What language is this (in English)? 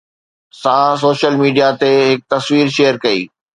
Sindhi